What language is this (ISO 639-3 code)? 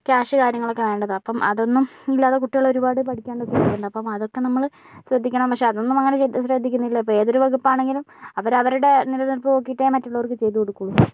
mal